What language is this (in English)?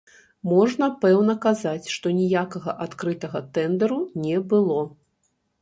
Belarusian